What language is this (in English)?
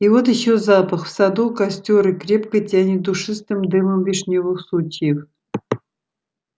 Russian